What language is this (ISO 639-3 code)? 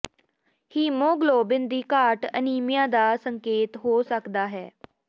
pan